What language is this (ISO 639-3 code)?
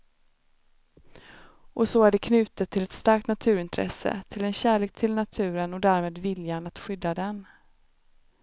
swe